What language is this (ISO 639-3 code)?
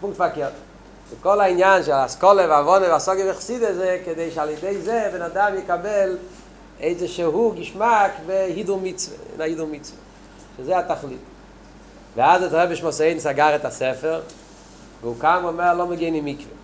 heb